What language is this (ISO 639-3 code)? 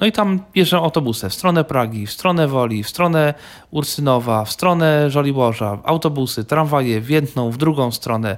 pol